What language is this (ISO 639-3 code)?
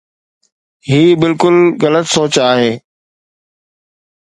snd